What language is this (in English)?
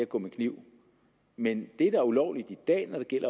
Danish